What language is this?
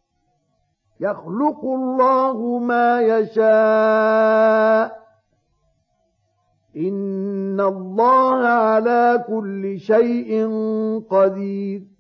Arabic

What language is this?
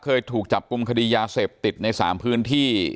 Thai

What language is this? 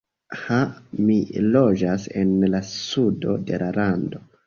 Esperanto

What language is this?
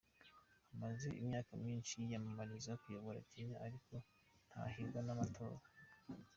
Kinyarwanda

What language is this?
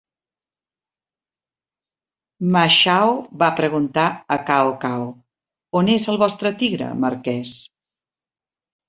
Catalan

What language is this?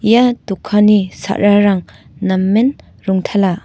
Garo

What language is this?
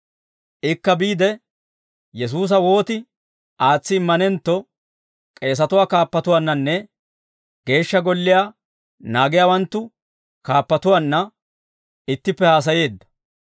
Dawro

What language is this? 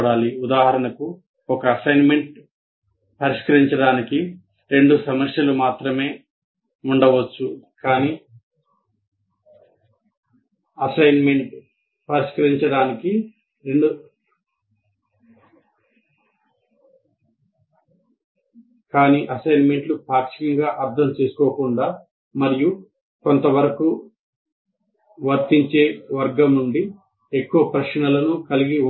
Telugu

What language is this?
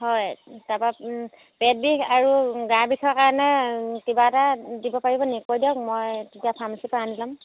Assamese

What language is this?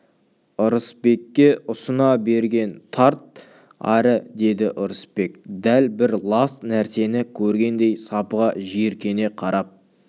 Kazakh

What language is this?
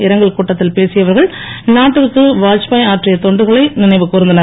Tamil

